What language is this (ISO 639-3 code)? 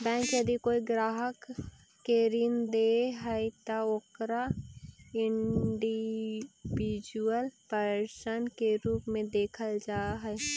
mag